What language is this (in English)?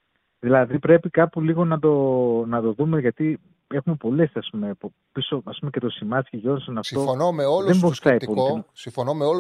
Greek